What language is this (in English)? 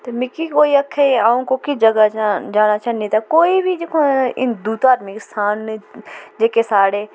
Dogri